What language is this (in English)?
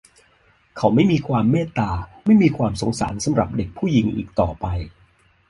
Thai